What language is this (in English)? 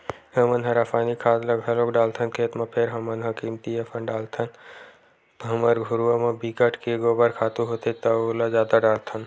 Chhattisgarhi